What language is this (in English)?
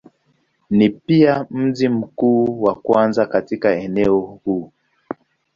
Swahili